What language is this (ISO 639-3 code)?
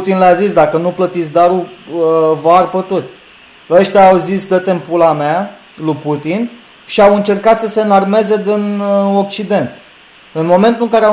ron